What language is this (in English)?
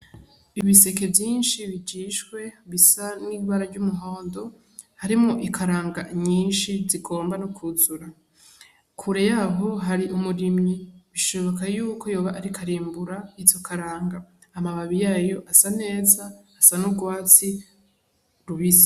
Rundi